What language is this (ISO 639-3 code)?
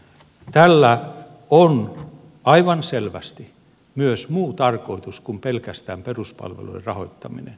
fin